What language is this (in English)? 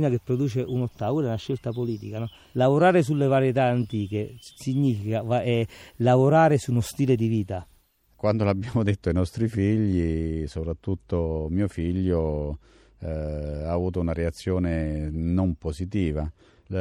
Italian